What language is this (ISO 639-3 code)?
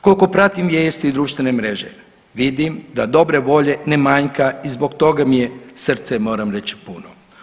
hrv